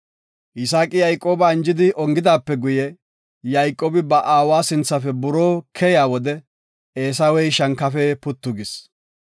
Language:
Gofa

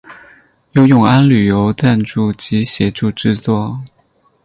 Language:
Chinese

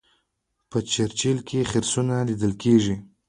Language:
Pashto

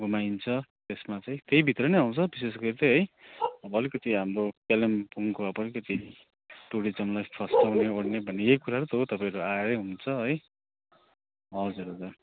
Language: Nepali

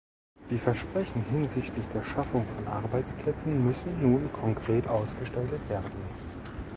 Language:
German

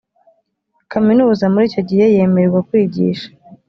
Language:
Kinyarwanda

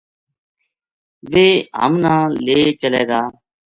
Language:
Gujari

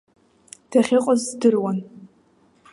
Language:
Abkhazian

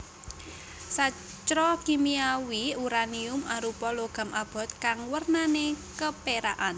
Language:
Javanese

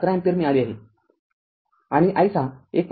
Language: Marathi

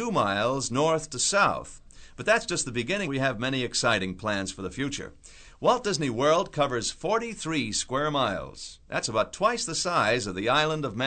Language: English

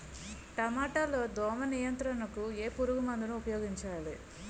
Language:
Telugu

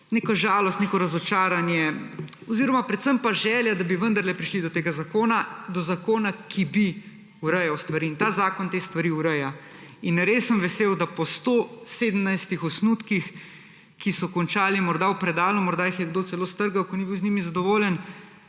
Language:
Slovenian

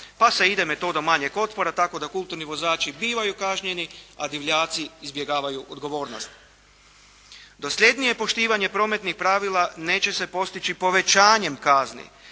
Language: Croatian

